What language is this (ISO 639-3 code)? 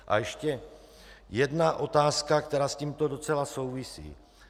ces